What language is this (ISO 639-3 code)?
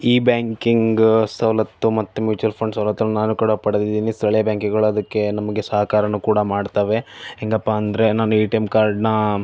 kan